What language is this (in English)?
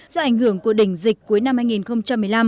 Vietnamese